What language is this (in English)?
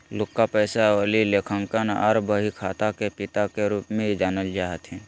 Magahi